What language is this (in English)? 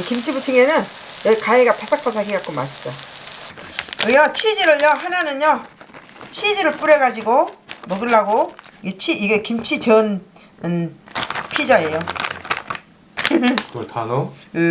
Korean